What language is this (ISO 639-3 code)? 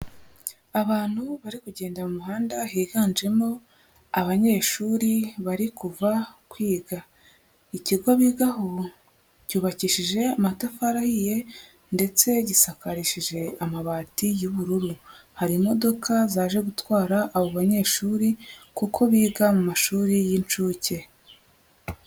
kin